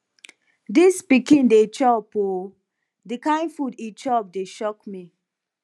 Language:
Nigerian Pidgin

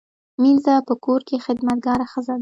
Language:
Pashto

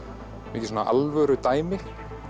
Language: Icelandic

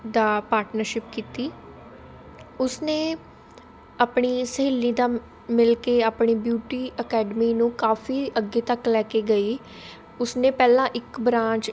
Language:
Punjabi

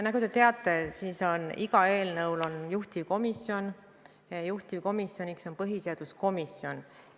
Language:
Estonian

